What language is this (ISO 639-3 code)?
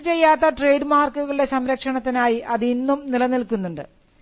mal